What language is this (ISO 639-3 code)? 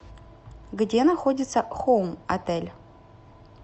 rus